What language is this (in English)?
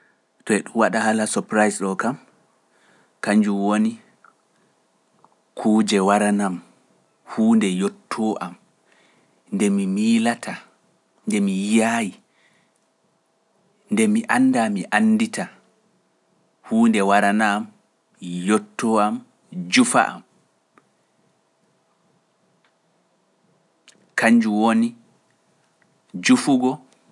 Pular